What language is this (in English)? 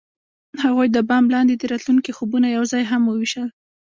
Pashto